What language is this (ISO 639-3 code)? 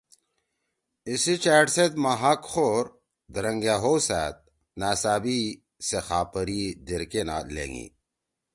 trw